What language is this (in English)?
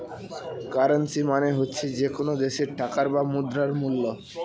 Bangla